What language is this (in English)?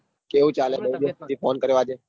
Gujarati